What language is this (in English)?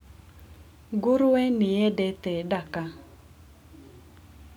Kikuyu